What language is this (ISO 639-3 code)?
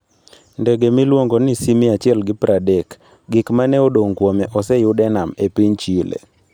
luo